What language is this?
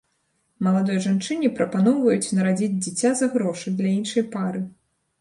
Belarusian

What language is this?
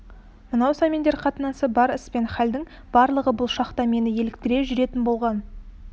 Kazakh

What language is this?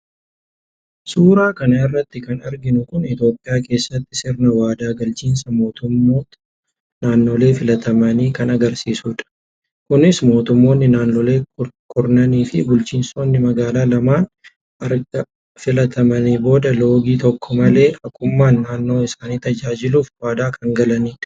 Oromo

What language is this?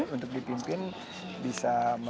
Indonesian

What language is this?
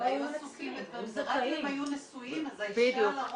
Hebrew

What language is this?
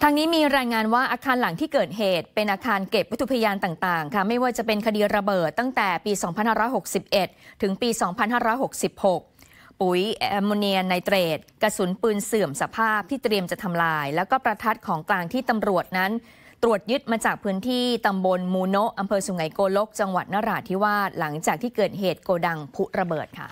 Thai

